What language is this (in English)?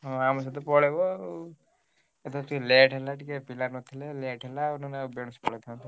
Odia